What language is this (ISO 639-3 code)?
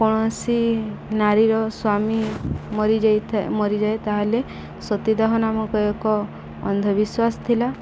ori